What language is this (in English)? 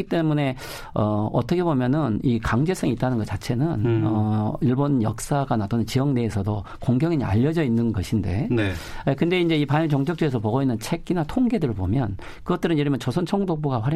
Korean